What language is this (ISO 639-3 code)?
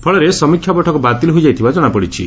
ori